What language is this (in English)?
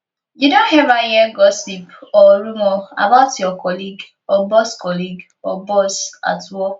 Nigerian Pidgin